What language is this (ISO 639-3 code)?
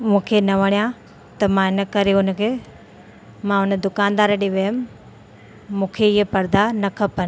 snd